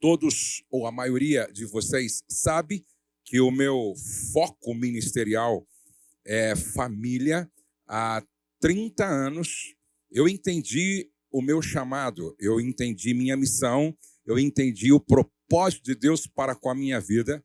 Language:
Portuguese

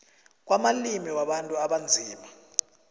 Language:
South Ndebele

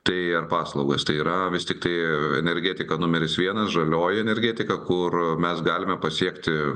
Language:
Lithuanian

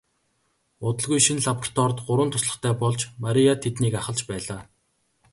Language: Mongolian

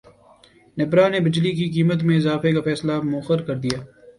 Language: Urdu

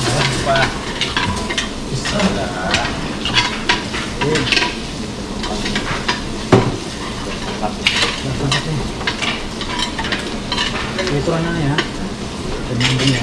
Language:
Indonesian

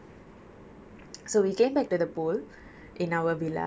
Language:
English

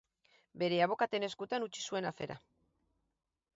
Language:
Basque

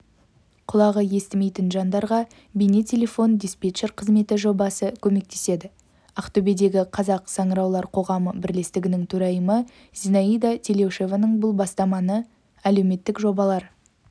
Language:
Kazakh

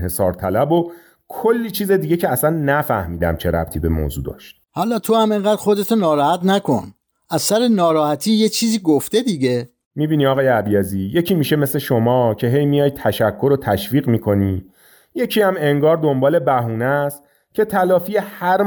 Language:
Persian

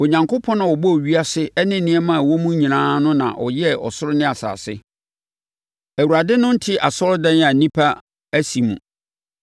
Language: Akan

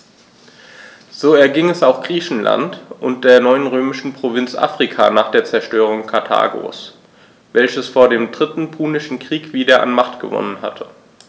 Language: German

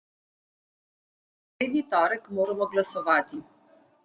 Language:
Slovenian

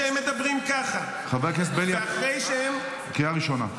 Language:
Hebrew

